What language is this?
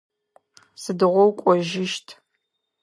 Adyghe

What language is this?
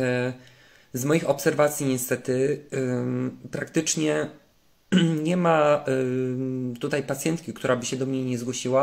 Polish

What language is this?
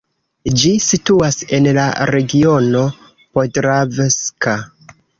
Esperanto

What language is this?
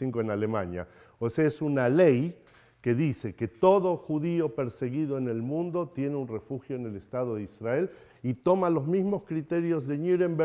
Spanish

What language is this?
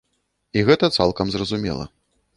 Belarusian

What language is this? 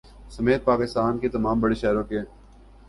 Urdu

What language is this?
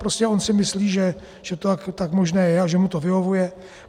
Czech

